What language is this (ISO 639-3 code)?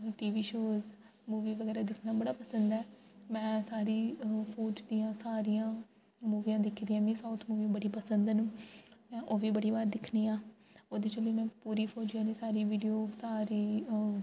doi